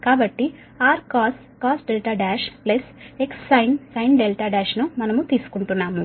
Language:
Telugu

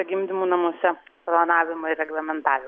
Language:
Lithuanian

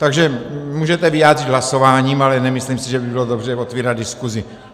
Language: Czech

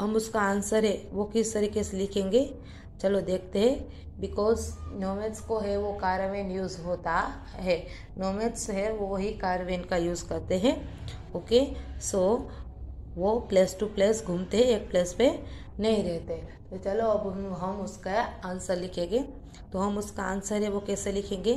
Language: Hindi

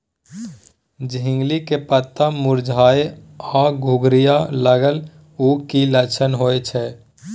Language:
Maithili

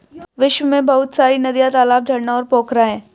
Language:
Hindi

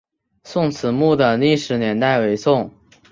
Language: Chinese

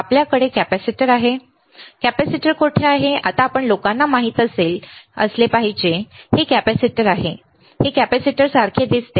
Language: Marathi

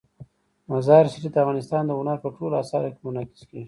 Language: Pashto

